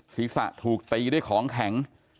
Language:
Thai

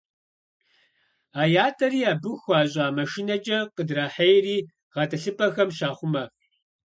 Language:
Kabardian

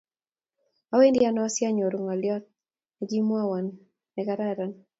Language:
Kalenjin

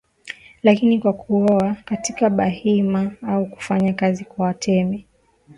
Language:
Swahili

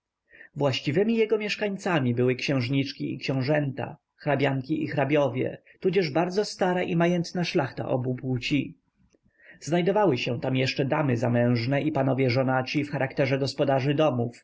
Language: Polish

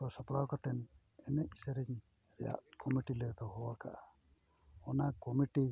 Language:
Santali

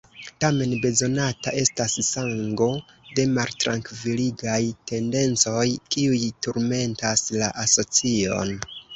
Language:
Esperanto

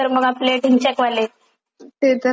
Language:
Marathi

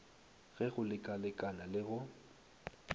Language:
Northern Sotho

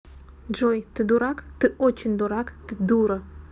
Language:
Russian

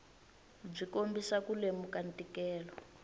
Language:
Tsonga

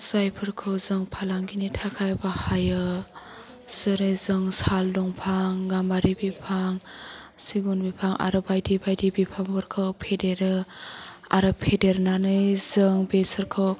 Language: Bodo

